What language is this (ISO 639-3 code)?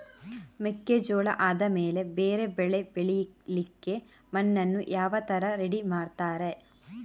kan